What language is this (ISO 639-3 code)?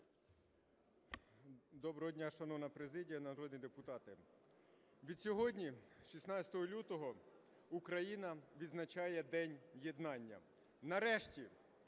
ukr